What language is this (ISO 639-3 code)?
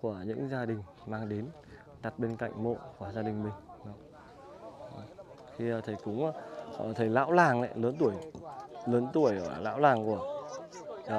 vie